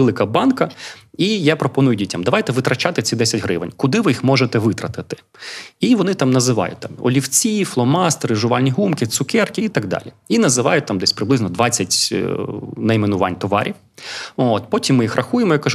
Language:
Ukrainian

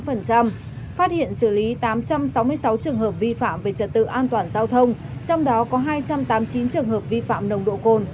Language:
Vietnamese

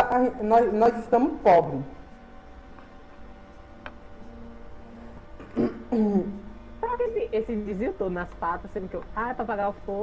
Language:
Portuguese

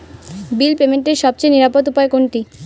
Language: Bangla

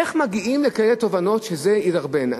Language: Hebrew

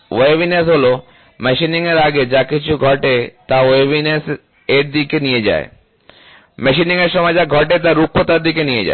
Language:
Bangla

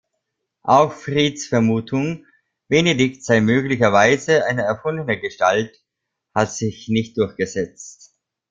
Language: German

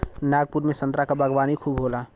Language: Bhojpuri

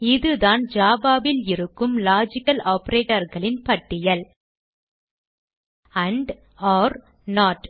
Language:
Tamil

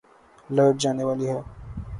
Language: Urdu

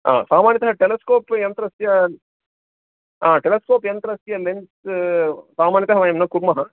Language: Sanskrit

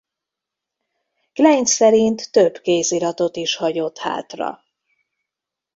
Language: Hungarian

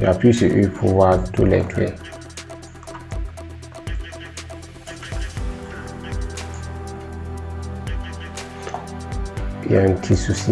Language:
French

